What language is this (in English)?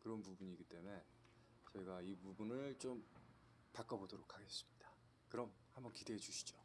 Korean